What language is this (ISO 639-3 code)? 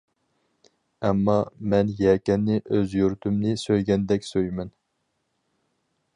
uig